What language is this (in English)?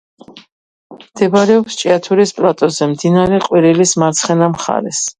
Georgian